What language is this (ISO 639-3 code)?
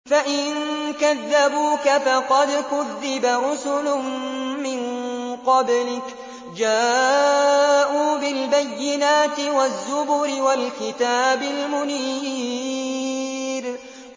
ara